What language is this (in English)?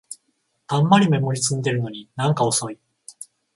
Japanese